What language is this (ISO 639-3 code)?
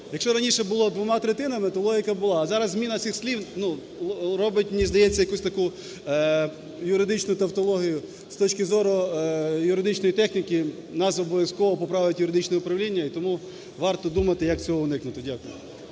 ukr